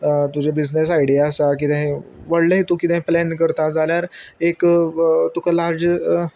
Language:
Konkani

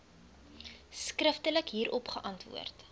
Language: Afrikaans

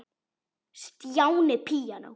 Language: Icelandic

